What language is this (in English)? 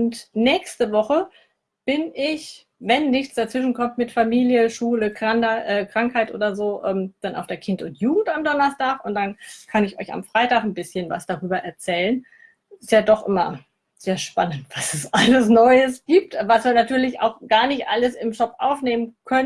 German